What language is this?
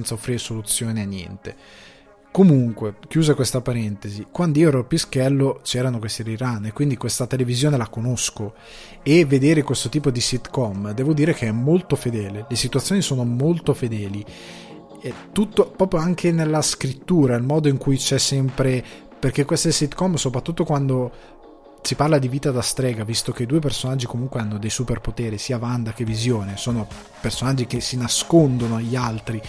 Italian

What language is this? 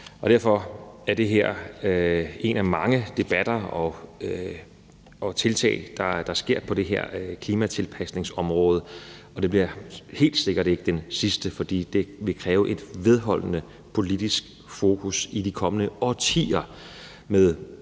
Danish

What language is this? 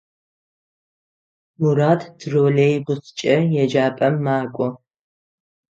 Adyghe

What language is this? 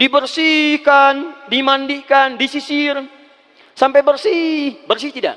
Indonesian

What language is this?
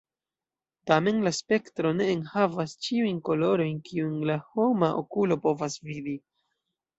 Esperanto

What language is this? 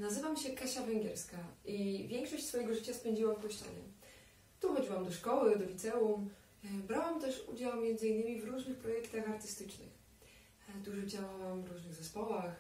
Polish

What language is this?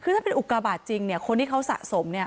Thai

